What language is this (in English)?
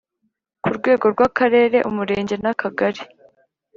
Kinyarwanda